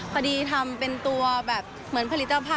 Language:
Thai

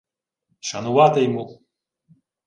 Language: Ukrainian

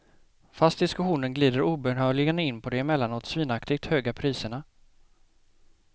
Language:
Swedish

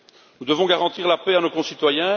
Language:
French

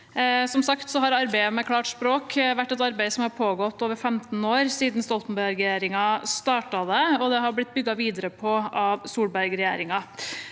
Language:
Norwegian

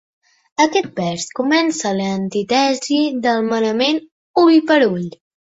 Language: Catalan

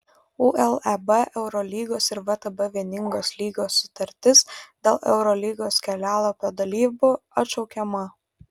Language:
Lithuanian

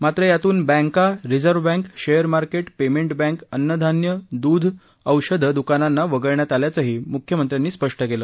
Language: Marathi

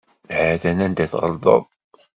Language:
Kabyle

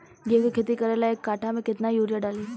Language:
Bhojpuri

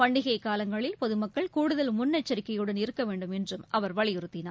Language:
Tamil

